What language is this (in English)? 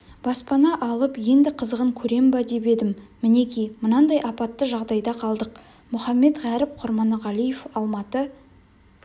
Kazakh